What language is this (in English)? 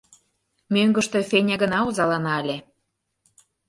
Mari